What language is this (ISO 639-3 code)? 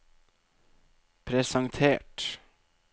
nor